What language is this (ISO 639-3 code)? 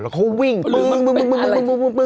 tha